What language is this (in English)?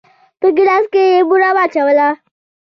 Pashto